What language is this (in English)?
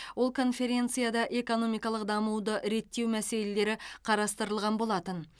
Kazakh